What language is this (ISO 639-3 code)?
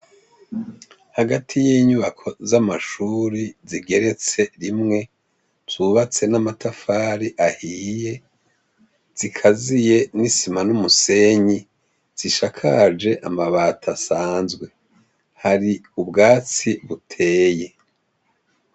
run